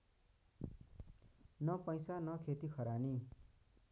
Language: Nepali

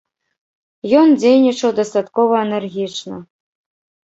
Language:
Belarusian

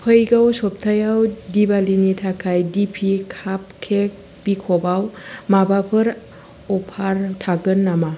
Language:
Bodo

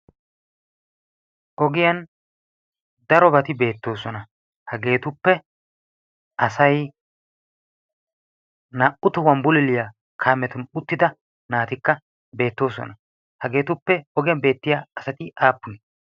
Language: Wolaytta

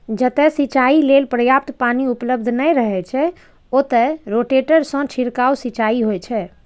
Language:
Maithili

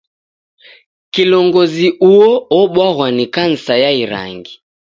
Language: Taita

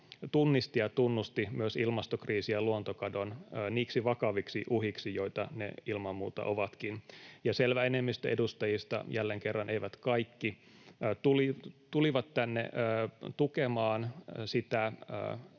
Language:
Finnish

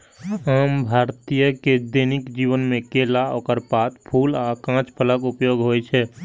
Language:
Maithili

